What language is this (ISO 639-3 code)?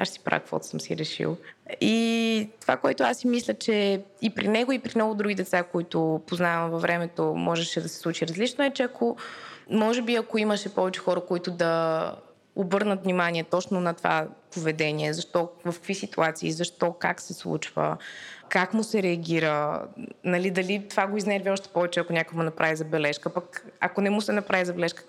bul